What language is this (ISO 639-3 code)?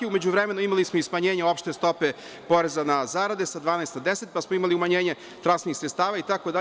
srp